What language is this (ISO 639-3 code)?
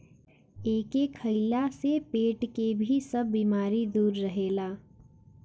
bho